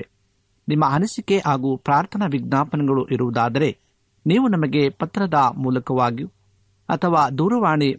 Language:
Kannada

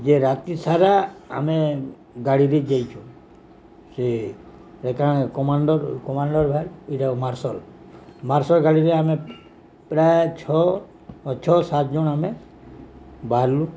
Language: Odia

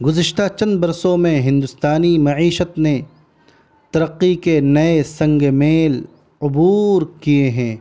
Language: Urdu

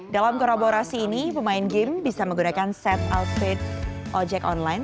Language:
Indonesian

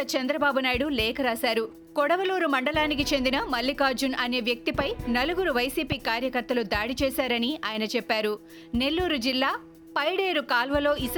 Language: Telugu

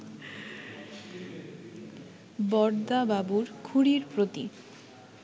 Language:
Bangla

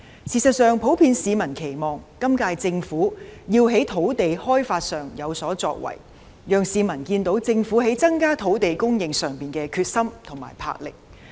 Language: Cantonese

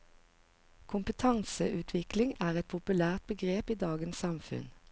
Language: Norwegian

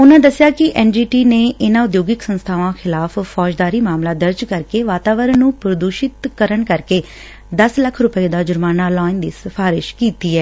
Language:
Punjabi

